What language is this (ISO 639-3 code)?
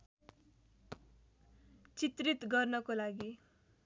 nep